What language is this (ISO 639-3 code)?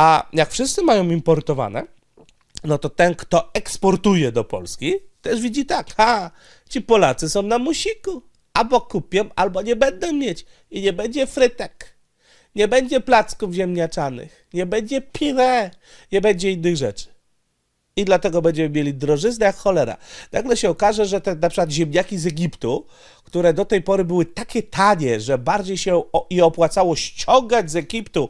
pol